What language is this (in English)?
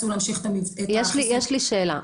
Hebrew